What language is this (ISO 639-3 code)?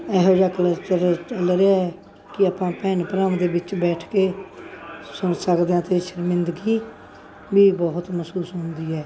pan